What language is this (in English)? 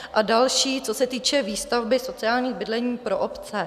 Czech